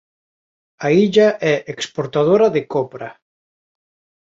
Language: Galician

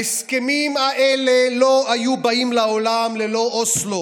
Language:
Hebrew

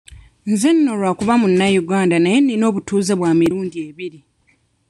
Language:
Ganda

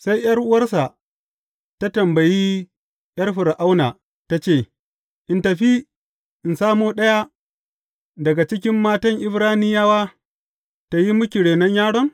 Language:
Hausa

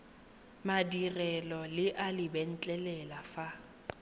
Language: Tswana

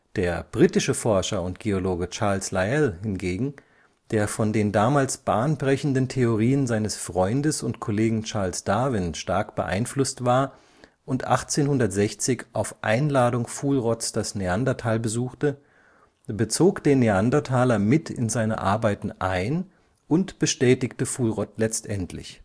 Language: German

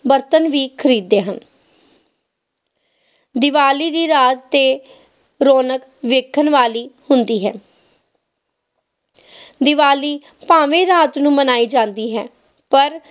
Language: Punjabi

